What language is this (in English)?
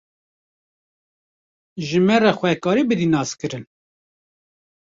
Kurdish